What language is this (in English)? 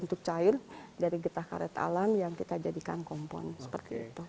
Indonesian